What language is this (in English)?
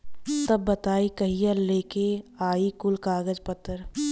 Bhojpuri